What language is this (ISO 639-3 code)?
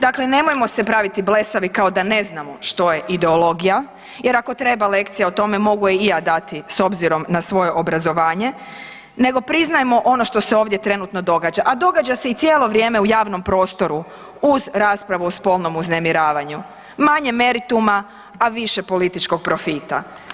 hrv